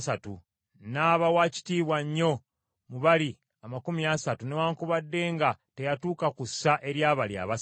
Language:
Ganda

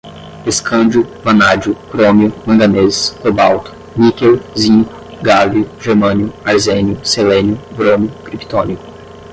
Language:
Portuguese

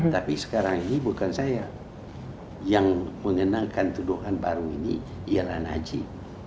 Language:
Indonesian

